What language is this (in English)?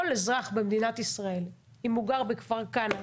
Hebrew